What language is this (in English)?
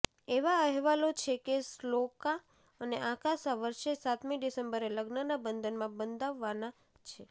Gujarati